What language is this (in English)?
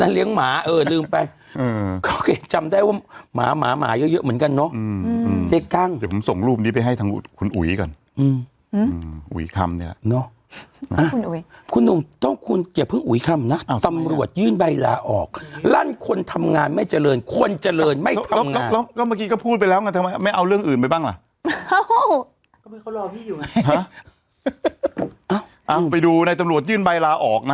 Thai